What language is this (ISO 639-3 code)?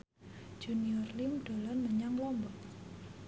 jav